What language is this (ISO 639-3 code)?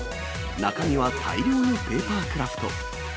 jpn